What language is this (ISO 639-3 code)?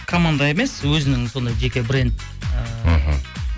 kaz